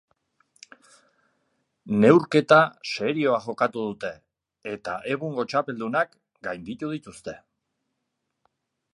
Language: Basque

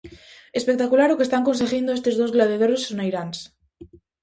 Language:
Galician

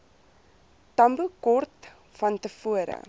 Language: Afrikaans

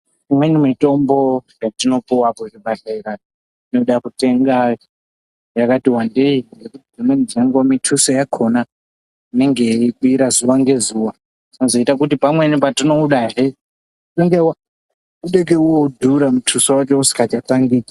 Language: Ndau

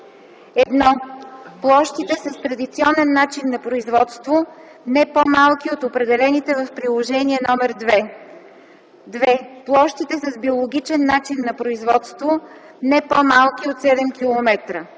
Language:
Bulgarian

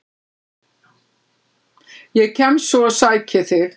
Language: Icelandic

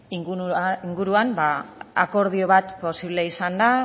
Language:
Basque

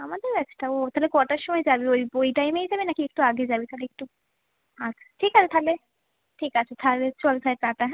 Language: Bangla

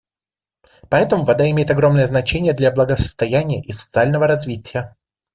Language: Russian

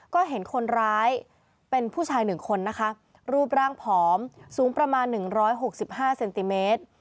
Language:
Thai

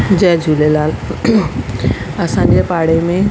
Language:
Sindhi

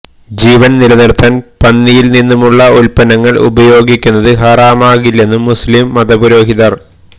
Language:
Malayalam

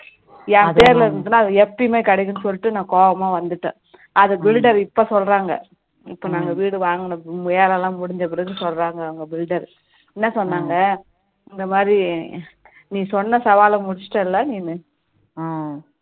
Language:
Tamil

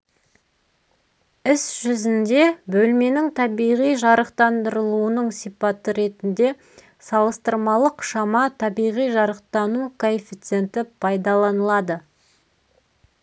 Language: Kazakh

